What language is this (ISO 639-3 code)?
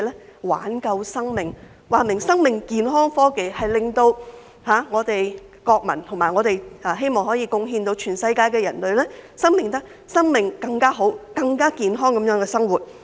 yue